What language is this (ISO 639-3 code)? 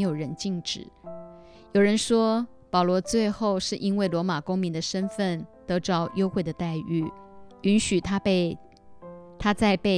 zho